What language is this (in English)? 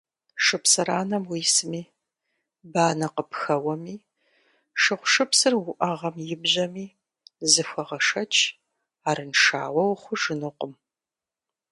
Kabardian